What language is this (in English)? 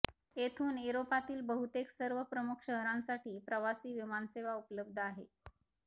Marathi